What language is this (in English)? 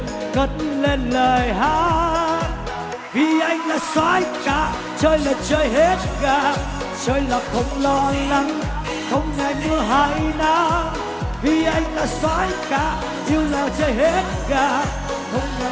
Vietnamese